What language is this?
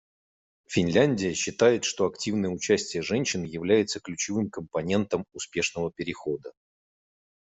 Russian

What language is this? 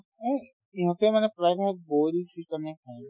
Assamese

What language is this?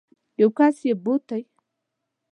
Pashto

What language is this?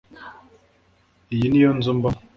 Kinyarwanda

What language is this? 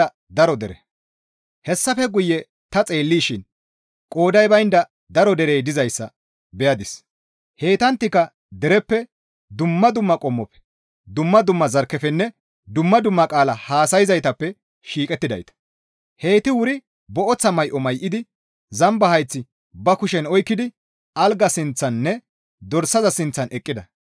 Gamo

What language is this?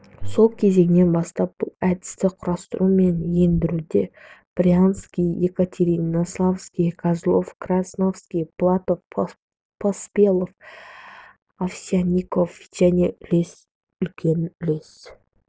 Kazakh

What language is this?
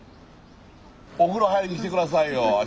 Japanese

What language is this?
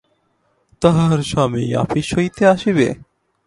Bangla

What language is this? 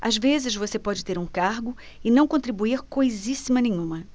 Portuguese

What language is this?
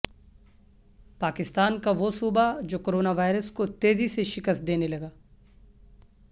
Urdu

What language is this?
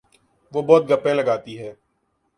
Urdu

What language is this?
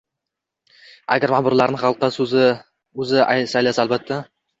Uzbek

